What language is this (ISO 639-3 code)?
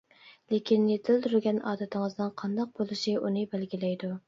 uig